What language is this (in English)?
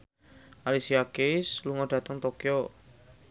Javanese